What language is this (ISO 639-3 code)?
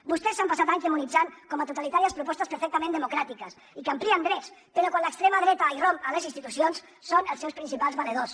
cat